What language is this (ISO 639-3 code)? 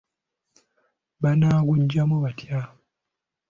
lug